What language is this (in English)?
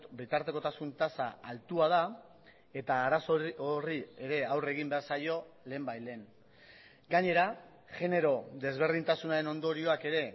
Basque